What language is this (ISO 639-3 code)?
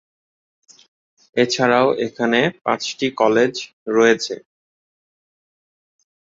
ben